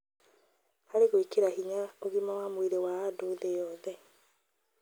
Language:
Kikuyu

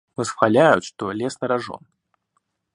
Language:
Russian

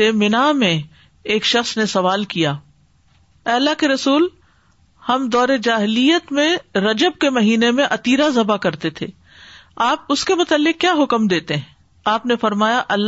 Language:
Urdu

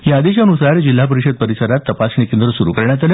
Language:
Marathi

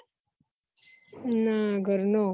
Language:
Gujarati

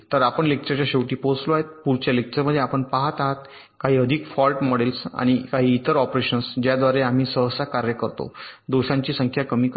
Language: Marathi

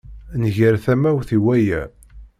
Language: Kabyle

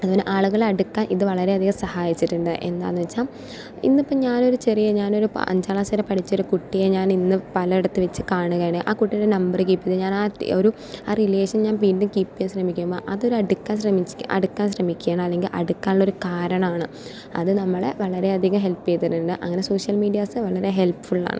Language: Malayalam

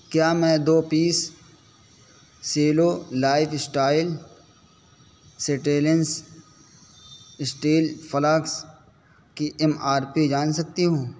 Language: Urdu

